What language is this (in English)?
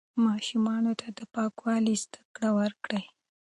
Pashto